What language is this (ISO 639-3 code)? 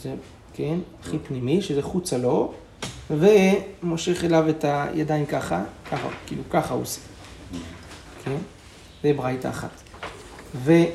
heb